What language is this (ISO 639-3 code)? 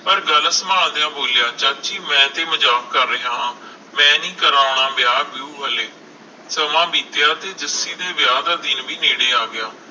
pan